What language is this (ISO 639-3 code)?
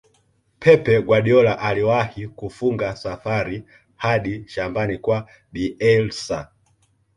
swa